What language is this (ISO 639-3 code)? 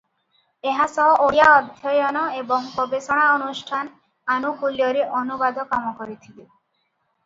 ori